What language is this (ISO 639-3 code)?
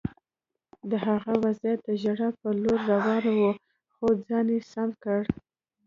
pus